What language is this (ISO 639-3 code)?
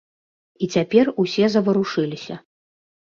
bel